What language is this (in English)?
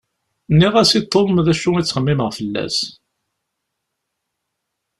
Kabyle